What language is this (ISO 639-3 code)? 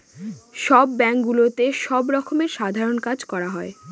ben